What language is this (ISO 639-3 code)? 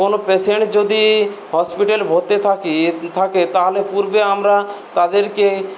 ben